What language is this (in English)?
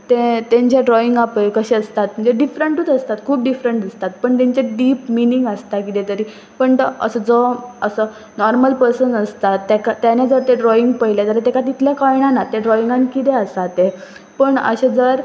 Konkani